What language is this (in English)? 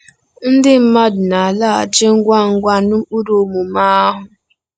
Igbo